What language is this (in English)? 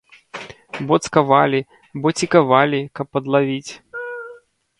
Belarusian